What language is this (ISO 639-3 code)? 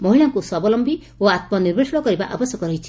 ori